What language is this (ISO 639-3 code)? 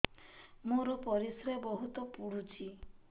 ori